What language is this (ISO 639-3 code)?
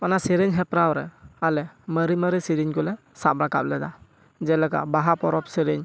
sat